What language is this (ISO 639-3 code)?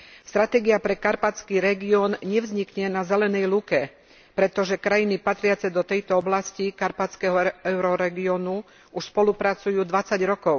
slk